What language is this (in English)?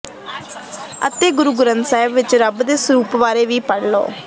Punjabi